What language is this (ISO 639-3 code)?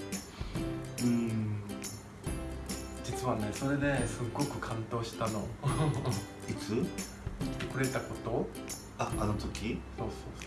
jpn